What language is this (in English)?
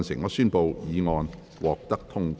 Cantonese